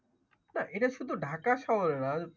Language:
Bangla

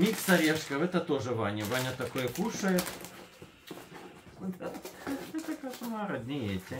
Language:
Russian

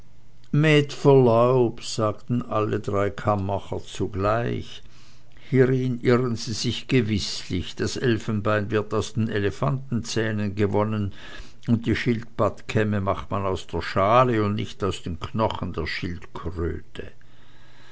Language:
German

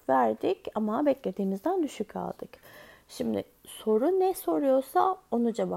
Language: Turkish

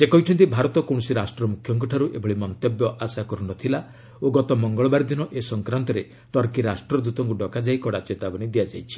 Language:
Odia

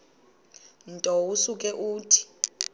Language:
Xhosa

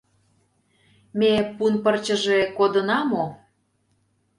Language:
Mari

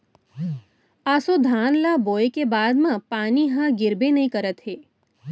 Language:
Chhattisgarhi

